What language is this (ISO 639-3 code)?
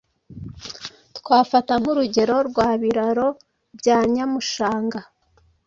kin